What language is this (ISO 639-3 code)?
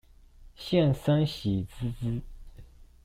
zho